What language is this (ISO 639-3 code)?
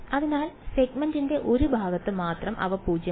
mal